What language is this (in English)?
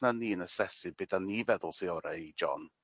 Welsh